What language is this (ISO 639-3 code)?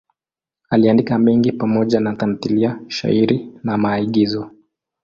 swa